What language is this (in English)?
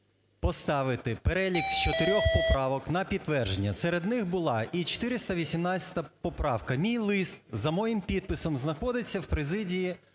Ukrainian